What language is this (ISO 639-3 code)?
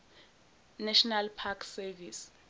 zul